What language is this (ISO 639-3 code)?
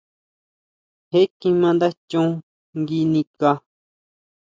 mau